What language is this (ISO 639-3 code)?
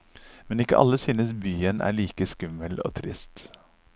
nor